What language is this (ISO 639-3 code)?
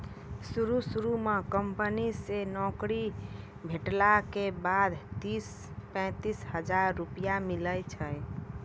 mai